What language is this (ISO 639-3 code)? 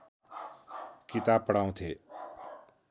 nep